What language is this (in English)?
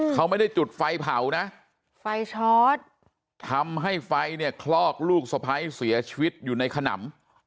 Thai